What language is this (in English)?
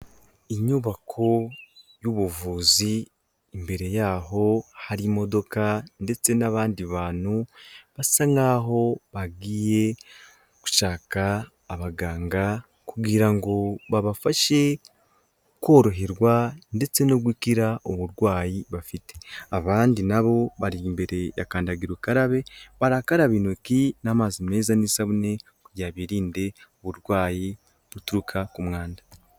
Kinyarwanda